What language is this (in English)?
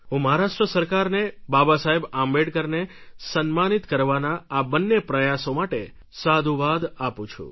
Gujarati